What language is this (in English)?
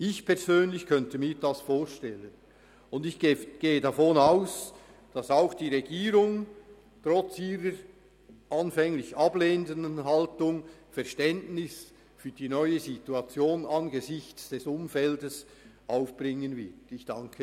Swiss German